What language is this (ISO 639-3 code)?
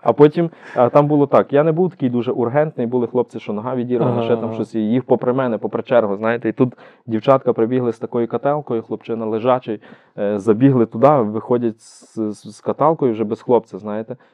ukr